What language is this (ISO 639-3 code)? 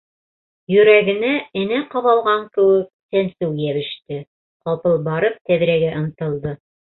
bak